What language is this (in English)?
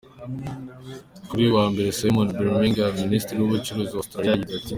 Kinyarwanda